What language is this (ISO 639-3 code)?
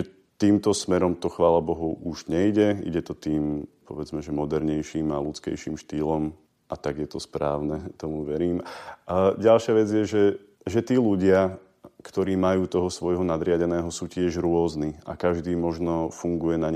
slk